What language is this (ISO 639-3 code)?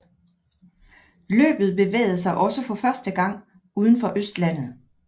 dan